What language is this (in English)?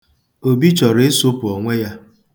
Igbo